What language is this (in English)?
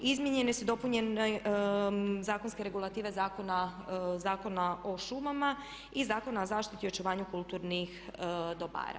Croatian